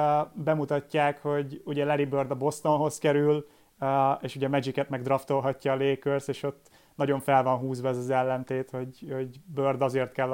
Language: Hungarian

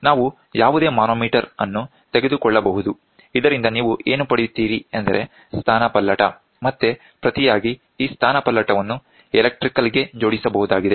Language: Kannada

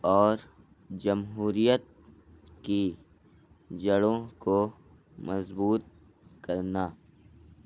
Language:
Urdu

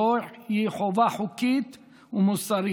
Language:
Hebrew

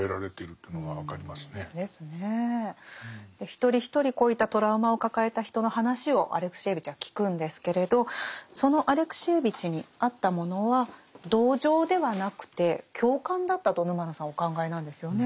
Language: Japanese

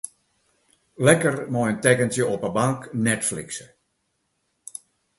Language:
Western Frisian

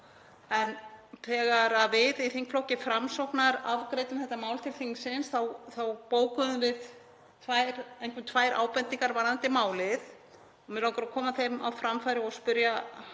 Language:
Icelandic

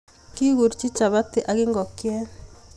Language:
Kalenjin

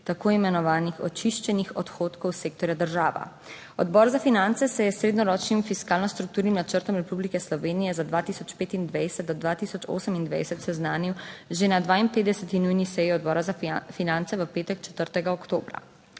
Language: Slovenian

